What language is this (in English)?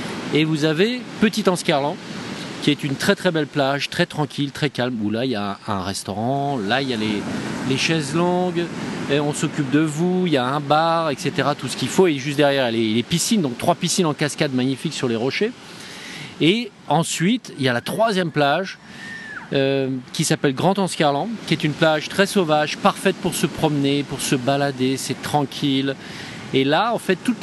French